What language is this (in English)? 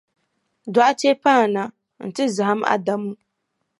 Dagbani